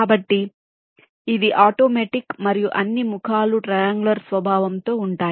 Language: Telugu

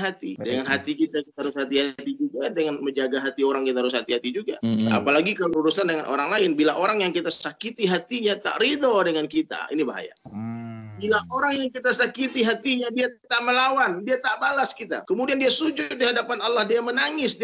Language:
Malay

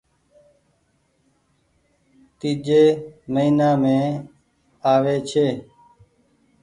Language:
Goaria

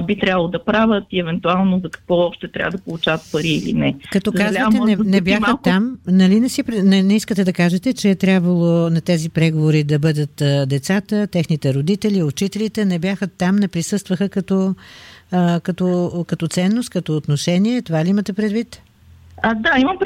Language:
Bulgarian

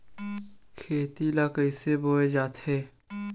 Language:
Chhattisgarhi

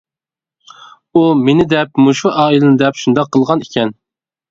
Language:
Uyghur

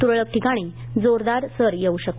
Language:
Marathi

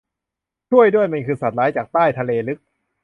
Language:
Thai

